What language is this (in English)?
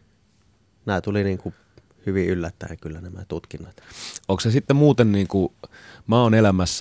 Finnish